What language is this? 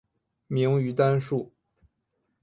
Chinese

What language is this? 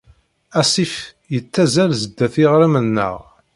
Kabyle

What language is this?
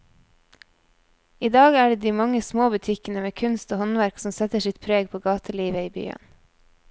Norwegian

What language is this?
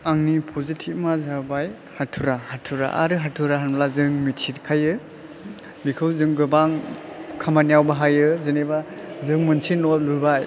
Bodo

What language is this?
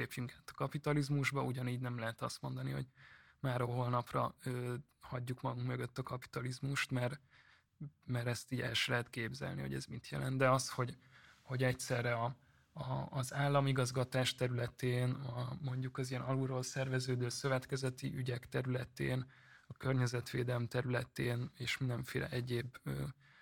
Hungarian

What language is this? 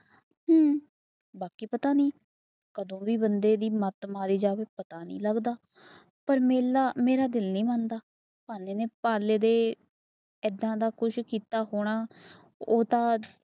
Punjabi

